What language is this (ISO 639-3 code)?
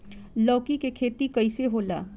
bho